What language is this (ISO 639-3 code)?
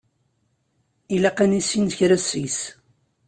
kab